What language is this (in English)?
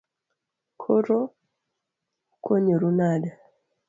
Luo (Kenya and Tanzania)